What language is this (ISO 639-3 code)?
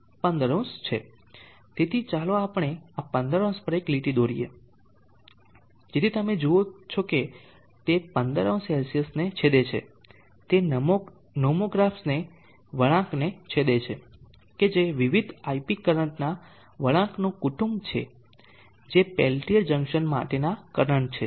guj